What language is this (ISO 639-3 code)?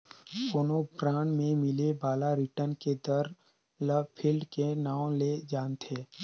hne